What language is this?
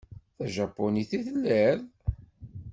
Kabyle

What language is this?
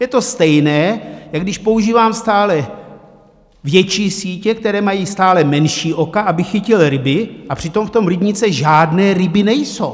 Czech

